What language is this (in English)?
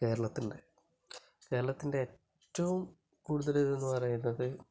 Malayalam